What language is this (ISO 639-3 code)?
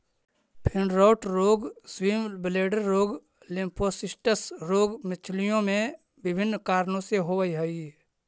mag